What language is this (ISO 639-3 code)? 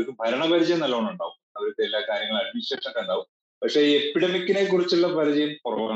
mal